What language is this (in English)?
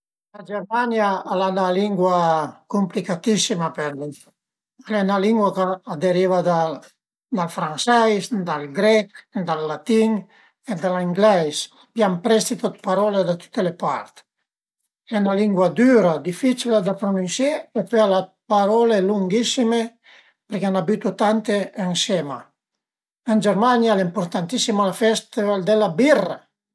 Piedmontese